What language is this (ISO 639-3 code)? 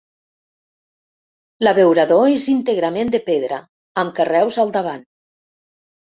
cat